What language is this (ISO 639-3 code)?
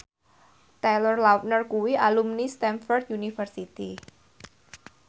jav